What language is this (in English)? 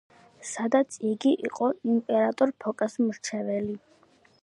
Georgian